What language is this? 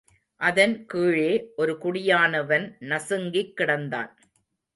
Tamil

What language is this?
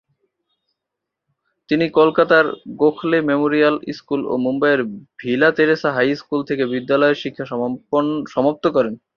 Bangla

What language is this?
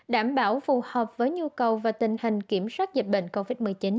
Vietnamese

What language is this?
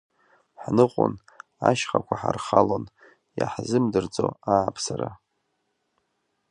Abkhazian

